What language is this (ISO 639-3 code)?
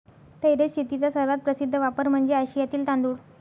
mar